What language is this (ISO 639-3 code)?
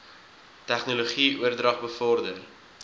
afr